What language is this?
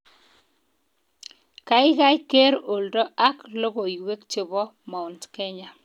Kalenjin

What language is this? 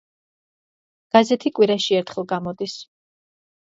Georgian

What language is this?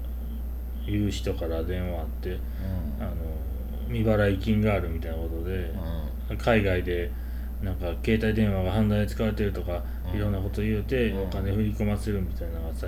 Japanese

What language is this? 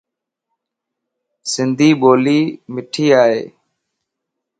Lasi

